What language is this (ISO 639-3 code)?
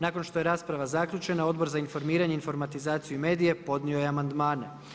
hrv